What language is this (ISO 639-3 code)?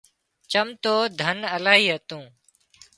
kxp